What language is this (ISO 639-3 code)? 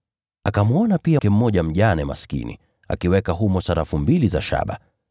swa